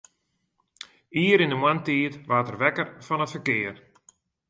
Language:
Western Frisian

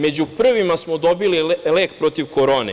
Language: Serbian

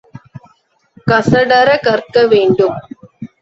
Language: Tamil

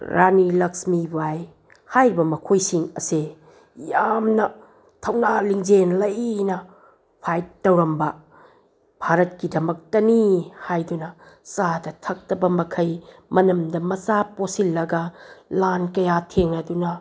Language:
Manipuri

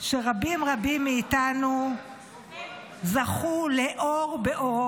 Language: Hebrew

